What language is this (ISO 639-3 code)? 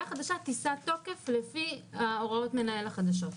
heb